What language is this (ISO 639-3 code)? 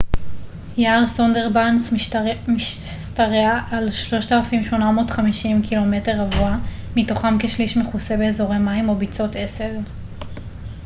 heb